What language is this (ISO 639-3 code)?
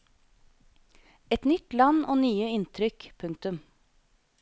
nor